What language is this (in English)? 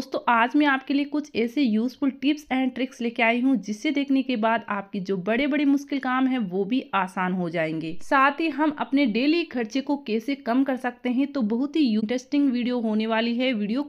Hindi